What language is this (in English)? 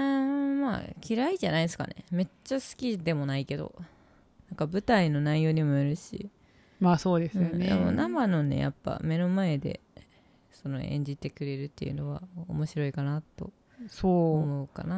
Japanese